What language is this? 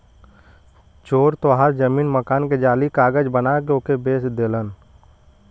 Bhojpuri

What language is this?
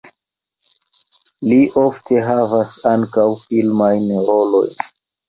Esperanto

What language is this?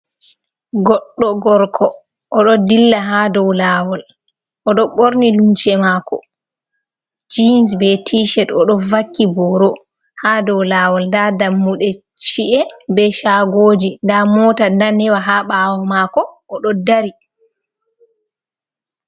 Fula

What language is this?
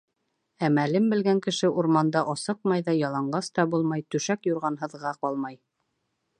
Bashkir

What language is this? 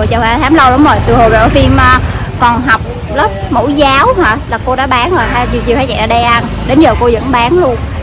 Vietnamese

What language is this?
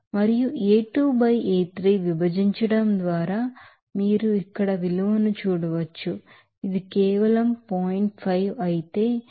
Telugu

